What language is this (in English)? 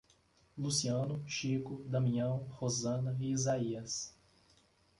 Portuguese